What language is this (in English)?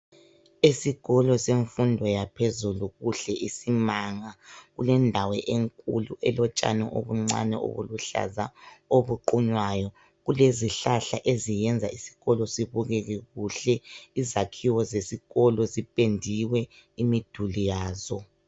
North Ndebele